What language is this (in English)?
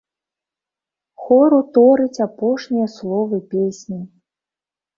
Belarusian